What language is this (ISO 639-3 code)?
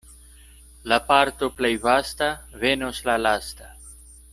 epo